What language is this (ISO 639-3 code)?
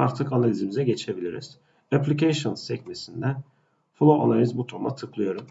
tur